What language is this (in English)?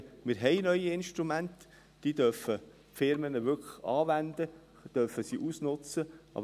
Swiss German